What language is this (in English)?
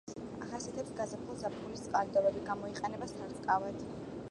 Georgian